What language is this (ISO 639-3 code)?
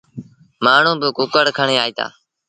sbn